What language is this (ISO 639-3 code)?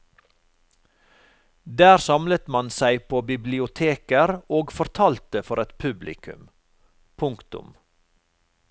nor